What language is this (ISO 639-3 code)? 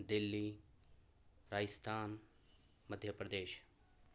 urd